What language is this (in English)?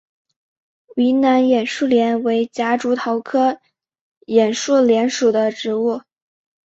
Chinese